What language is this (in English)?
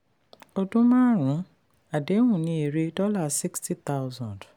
Yoruba